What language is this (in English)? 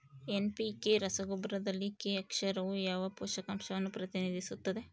Kannada